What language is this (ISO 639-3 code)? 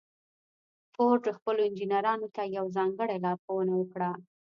pus